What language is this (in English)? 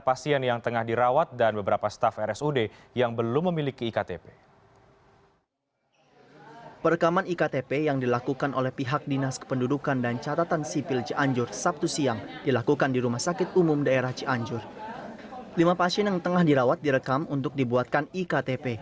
Indonesian